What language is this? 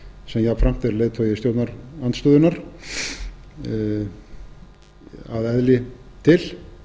Icelandic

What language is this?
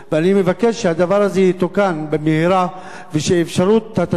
Hebrew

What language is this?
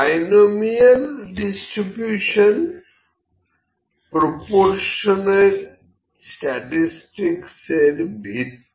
Bangla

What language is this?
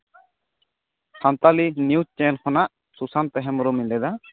Santali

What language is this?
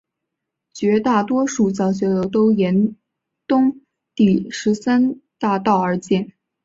Chinese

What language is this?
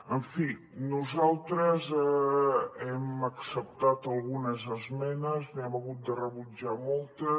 Catalan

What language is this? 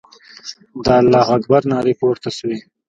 Pashto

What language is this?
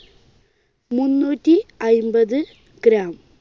Malayalam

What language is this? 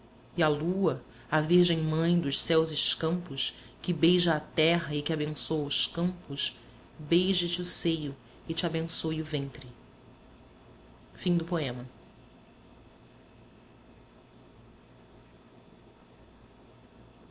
Portuguese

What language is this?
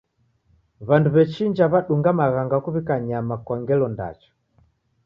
Taita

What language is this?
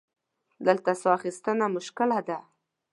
Pashto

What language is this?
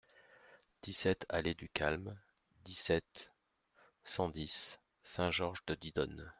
French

